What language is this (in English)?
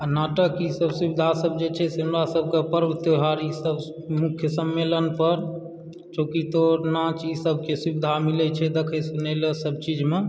Maithili